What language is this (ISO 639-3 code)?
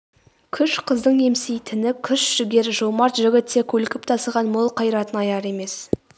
kaz